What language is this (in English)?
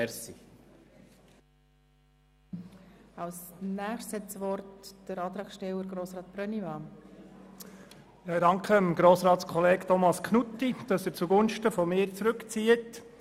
Swiss German